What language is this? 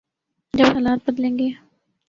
Urdu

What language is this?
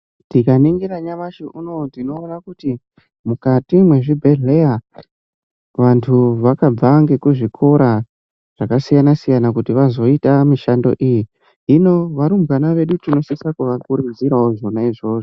Ndau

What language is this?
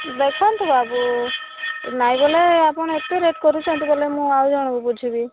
Odia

